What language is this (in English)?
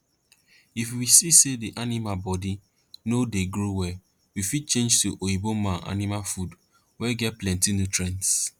Nigerian Pidgin